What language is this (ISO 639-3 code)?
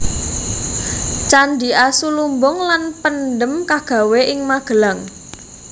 jav